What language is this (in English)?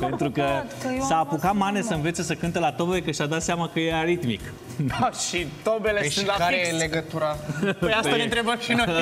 Romanian